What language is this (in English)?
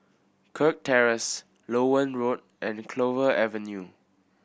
English